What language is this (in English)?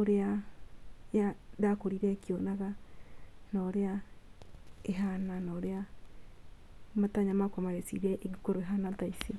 Kikuyu